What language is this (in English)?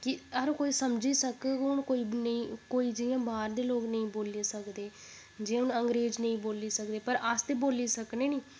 Dogri